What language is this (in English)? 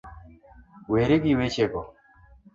Luo (Kenya and Tanzania)